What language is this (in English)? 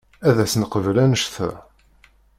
Kabyle